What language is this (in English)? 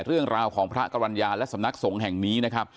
Thai